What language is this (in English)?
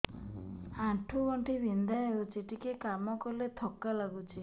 Odia